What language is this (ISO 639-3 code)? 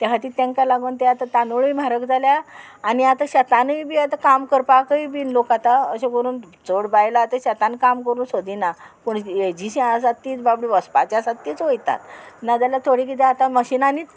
kok